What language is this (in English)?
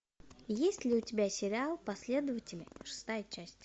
Russian